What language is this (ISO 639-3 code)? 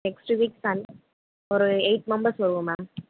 tam